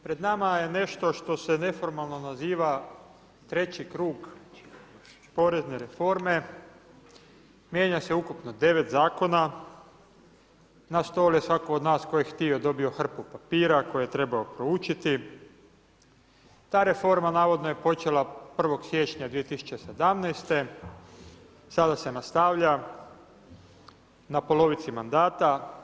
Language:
Croatian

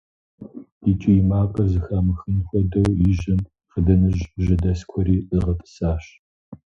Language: Kabardian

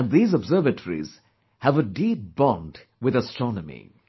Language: English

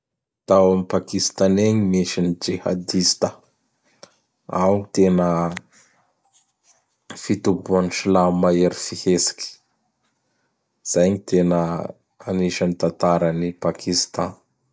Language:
Bara Malagasy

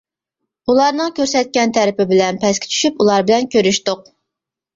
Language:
Uyghur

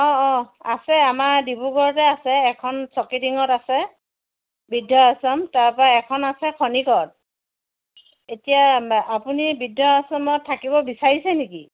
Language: Assamese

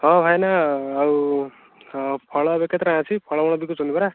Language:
Odia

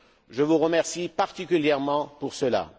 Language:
French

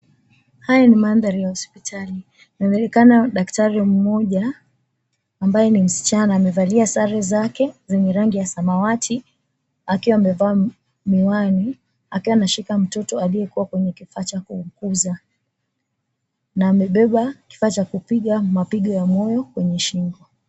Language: Swahili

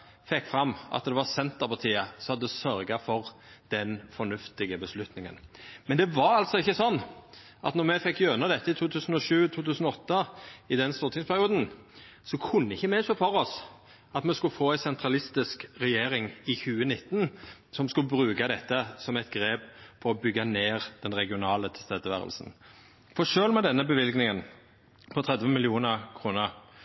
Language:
Norwegian Nynorsk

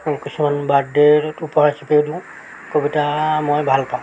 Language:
Assamese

